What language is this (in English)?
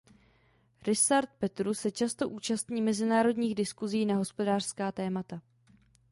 Czech